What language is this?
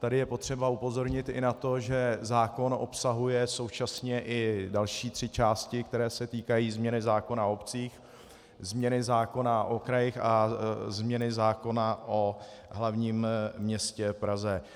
Czech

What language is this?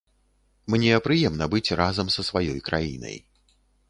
Belarusian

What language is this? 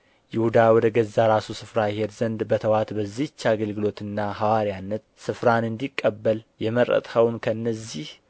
Amharic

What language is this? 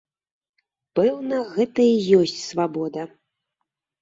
Belarusian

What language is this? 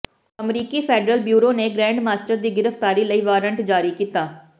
Punjabi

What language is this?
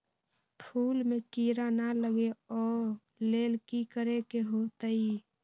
Magahi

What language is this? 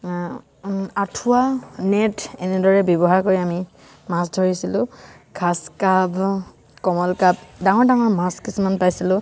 Assamese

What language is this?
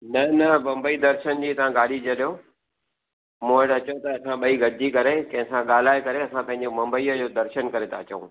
Sindhi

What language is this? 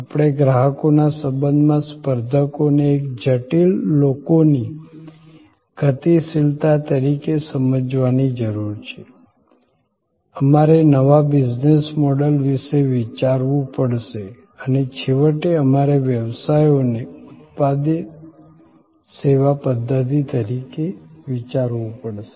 Gujarati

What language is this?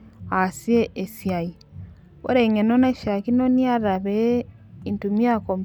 Masai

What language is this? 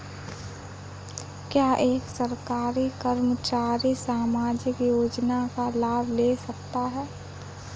Hindi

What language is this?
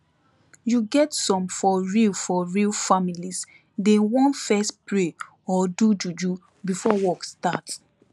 Nigerian Pidgin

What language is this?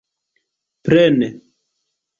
Esperanto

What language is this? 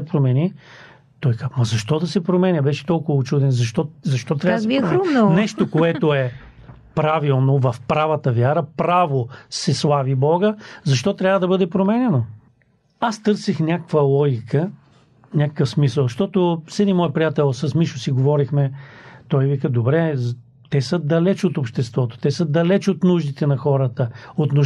Bulgarian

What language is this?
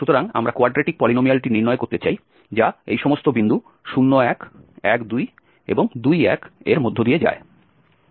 Bangla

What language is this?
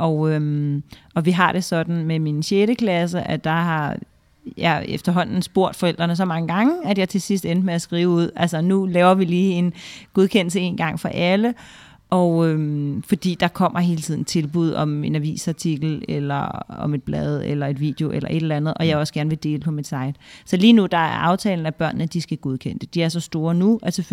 Danish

